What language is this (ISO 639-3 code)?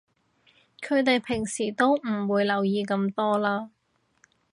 yue